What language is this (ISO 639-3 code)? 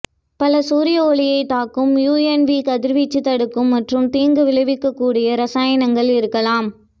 tam